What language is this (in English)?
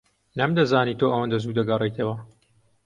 Central Kurdish